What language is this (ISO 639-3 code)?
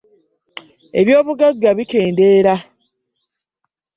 lug